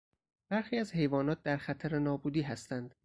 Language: Persian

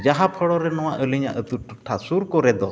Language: Santali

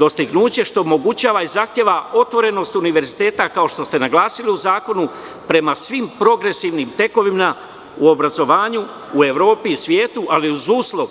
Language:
Serbian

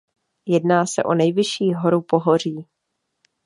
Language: Czech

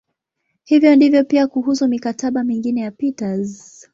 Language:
Swahili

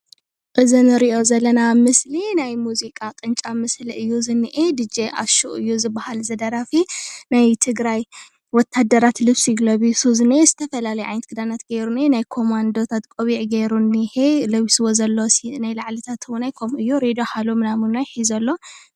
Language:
Tigrinya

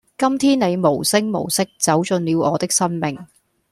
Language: Cantonese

